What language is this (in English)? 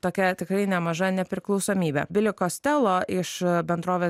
Lithuanian